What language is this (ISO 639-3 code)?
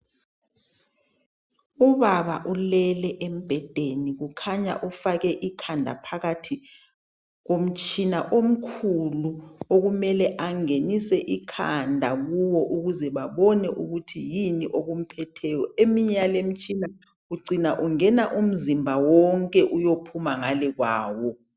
nde